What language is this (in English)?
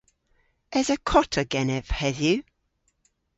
Cornish